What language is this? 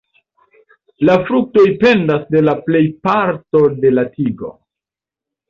Esperanto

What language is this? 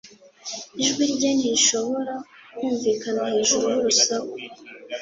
Kinyarwanda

